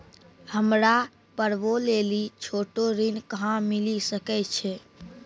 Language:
Maithili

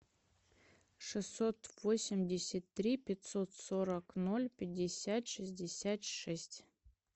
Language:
Russian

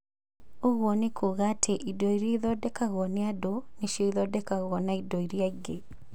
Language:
Kikuyu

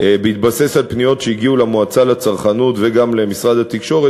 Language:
Hebrew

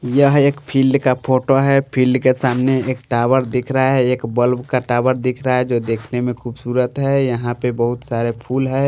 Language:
Hindi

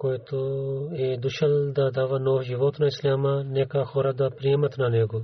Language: Bulgarian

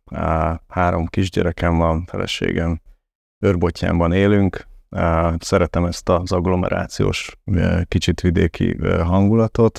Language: Hungarian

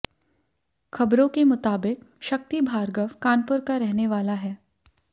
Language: Hindi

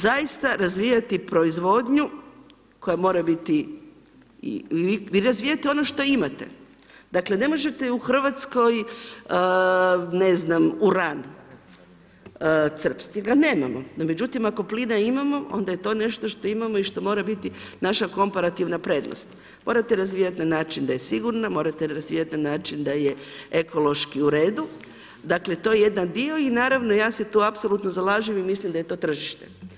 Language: Croatian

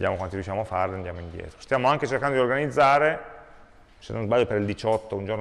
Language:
Italian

